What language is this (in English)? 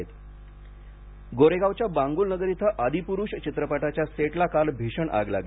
Marathi